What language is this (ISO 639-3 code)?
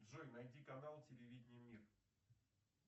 rus